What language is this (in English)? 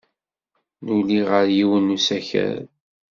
Kabyle